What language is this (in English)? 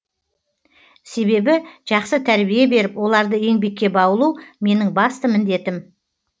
Kazakh